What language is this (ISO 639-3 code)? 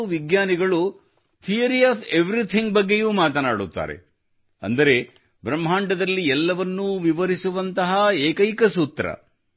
kan